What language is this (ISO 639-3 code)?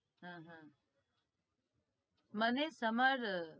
guj